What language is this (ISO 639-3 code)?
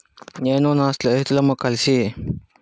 tel